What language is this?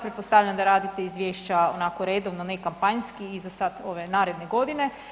Croatian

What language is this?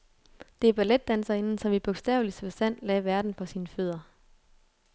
Danish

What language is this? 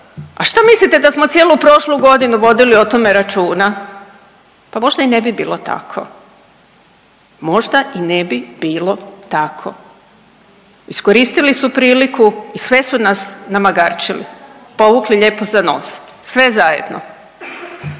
Croatian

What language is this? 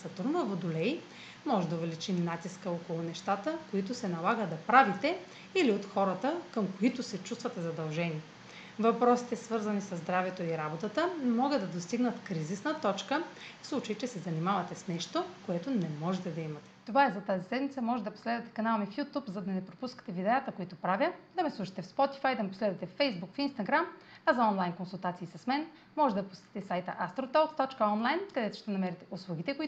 Bulgarian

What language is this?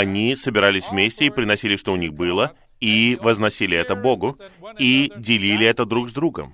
Russian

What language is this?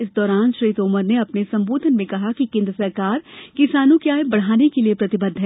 Hindi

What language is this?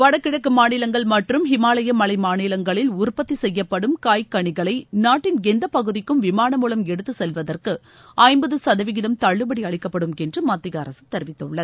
Tamil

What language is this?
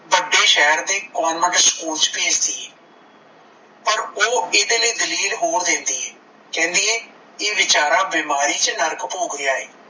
Punjabi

